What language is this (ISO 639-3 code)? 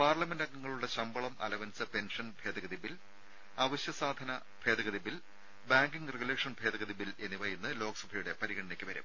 mal